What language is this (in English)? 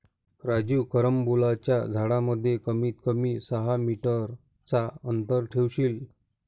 Marathi